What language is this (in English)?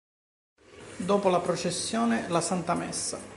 Italian